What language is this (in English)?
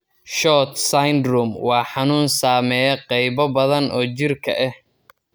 Somali